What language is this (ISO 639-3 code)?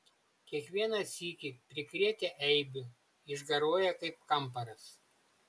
lit